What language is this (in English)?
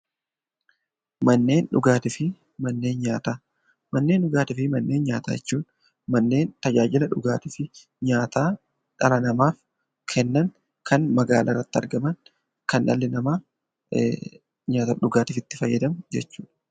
Oromo